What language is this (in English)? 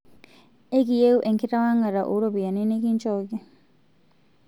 Masai